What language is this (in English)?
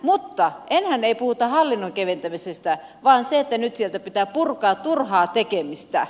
Finnish